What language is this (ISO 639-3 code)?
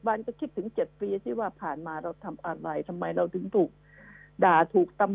tha